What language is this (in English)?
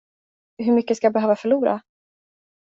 Swedish